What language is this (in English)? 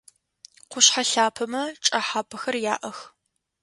Adyghe